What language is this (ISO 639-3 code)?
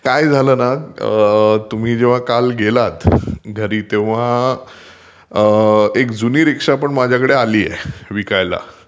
mar